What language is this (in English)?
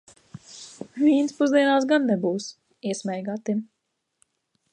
Latvian